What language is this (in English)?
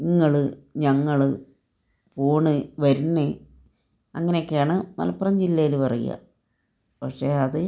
Malayalam